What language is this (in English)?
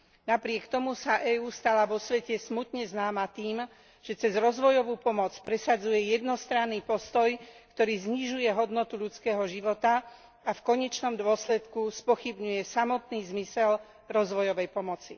Slovak